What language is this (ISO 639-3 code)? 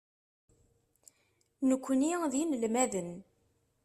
kab